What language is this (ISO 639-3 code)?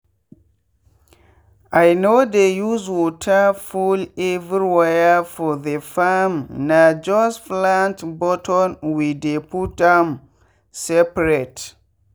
pcm